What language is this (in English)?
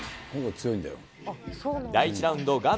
Japanese